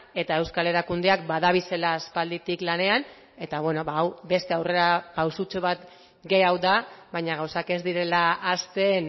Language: Basque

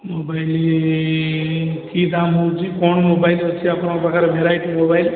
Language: Odia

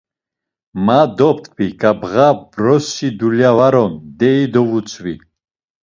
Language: Laz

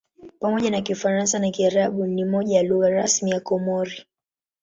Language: Swahili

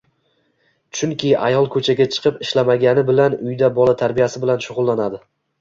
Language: Uzbek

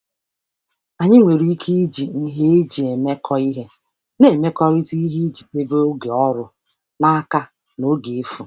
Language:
Igbo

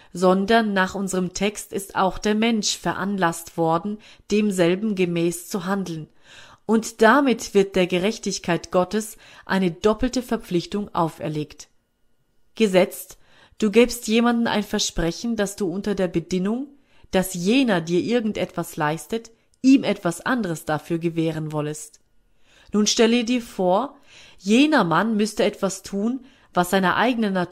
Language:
German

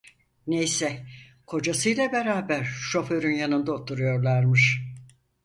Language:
Turkish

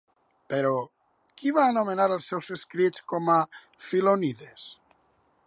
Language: Catalan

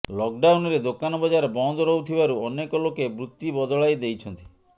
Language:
Odia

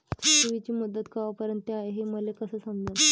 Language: Marathi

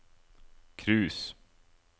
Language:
Norwegian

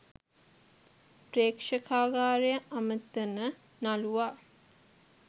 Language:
Sinhala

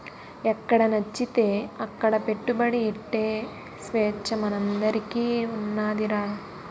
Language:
Telugu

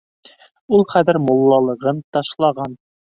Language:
Bashkir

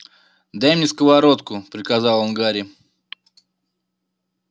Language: Russian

